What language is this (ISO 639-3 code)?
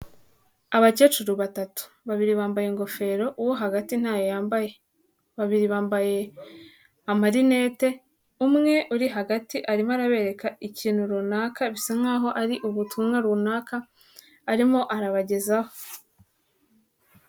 kin